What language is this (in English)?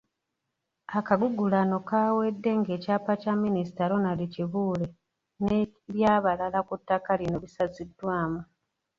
Ganda